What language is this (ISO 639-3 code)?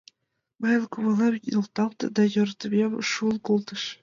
chm